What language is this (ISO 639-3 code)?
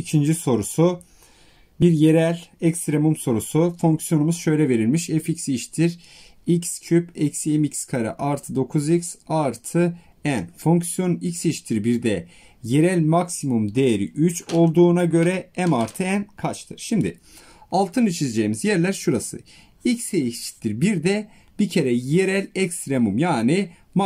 tur